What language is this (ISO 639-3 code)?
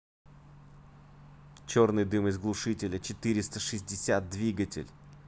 rus